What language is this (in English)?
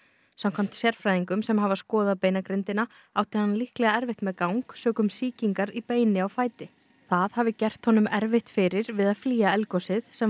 Icelandic